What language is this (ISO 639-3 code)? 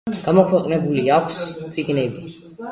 kat